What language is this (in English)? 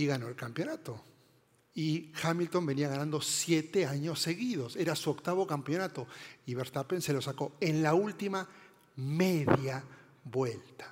Spanish